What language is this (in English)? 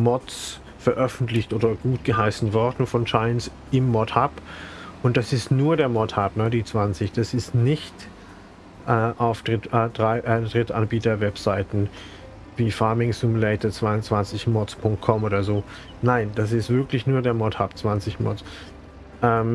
German